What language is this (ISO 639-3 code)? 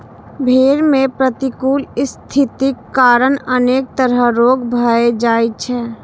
mai